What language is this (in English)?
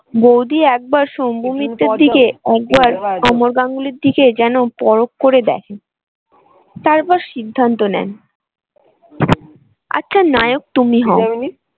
Bangla